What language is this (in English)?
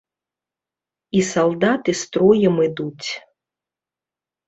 Belarusian